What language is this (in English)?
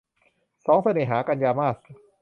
Thai